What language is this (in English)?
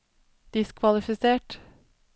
Norwegian